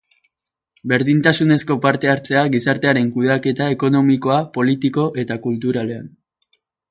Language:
Basque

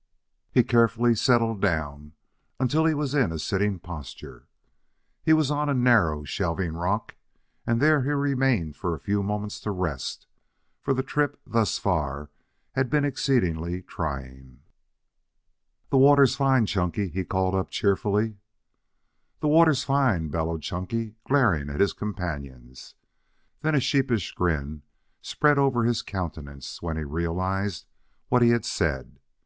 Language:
English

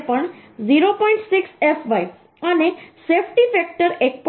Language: Gujarati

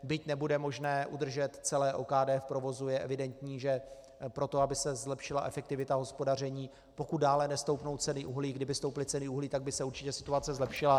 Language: Czech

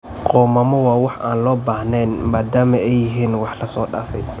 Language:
Somali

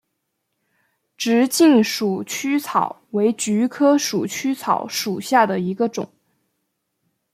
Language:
Chinese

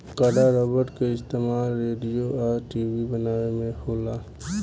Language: Bhojpuri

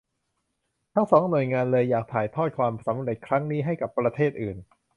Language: Thai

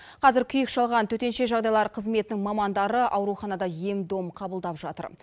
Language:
Kazakh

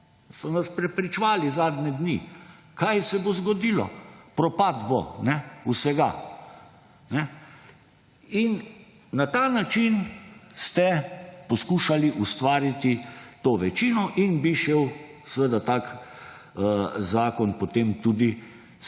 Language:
Slovenian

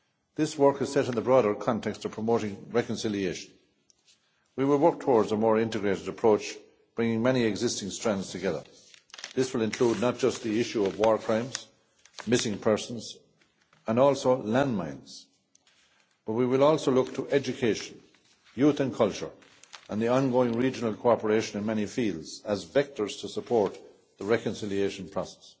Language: English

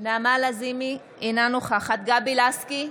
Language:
Hebrew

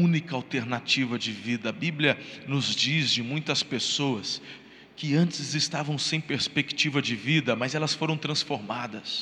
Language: Portuguese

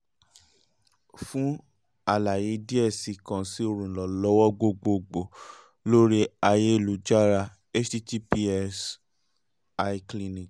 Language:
Yoruba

